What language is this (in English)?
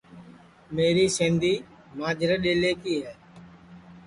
Sansi